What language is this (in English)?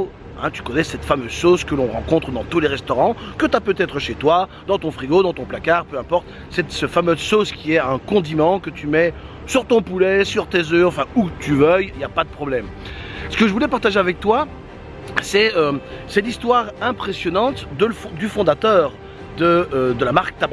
French